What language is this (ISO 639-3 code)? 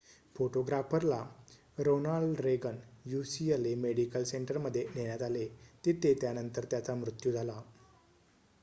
mar